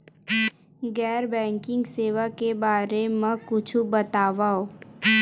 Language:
Chhattisgarhi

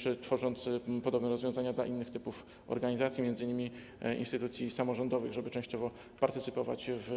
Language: Polish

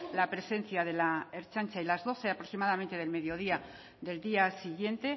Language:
Spanish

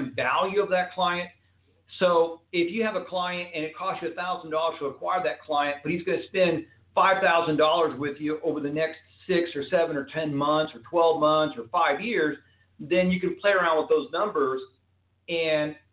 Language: English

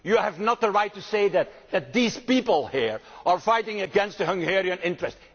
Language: English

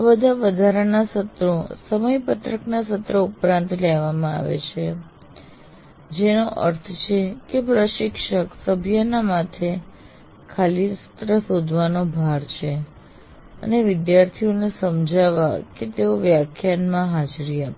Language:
Gujarati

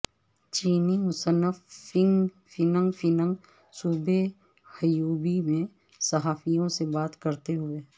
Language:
Urdu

